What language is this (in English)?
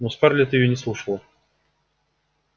Russian